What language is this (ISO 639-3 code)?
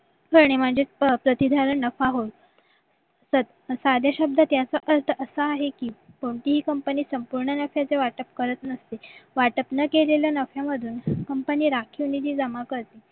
mar